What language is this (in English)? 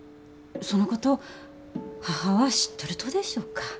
Japanese